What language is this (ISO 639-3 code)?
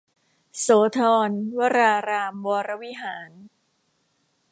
tha